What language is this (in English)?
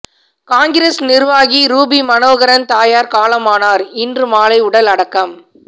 Tamil